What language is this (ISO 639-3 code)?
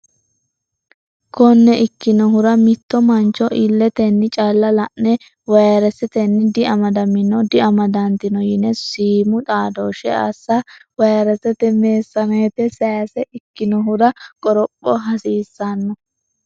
sid